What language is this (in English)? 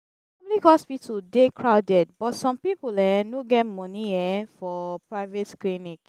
Nigerian Pidgin